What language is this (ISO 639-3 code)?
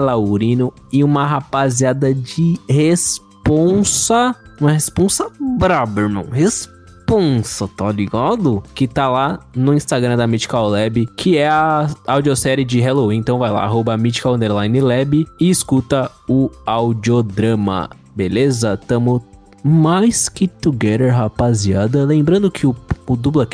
por